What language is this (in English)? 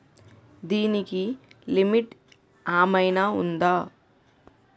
Telugu